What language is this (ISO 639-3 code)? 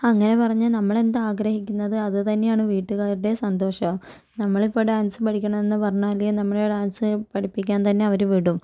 mal